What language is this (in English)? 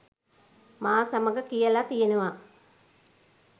Sinhala